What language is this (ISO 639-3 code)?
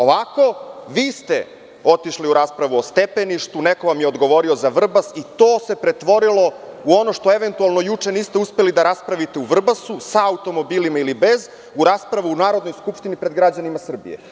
srp